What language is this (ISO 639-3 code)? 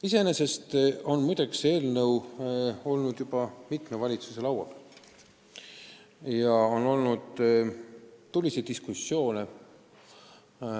est